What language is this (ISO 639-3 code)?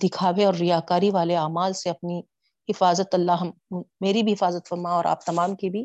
urd